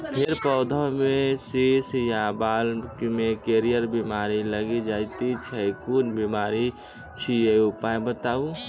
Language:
Maithili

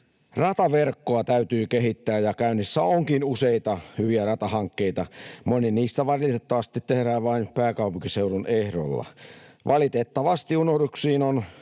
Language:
Finnish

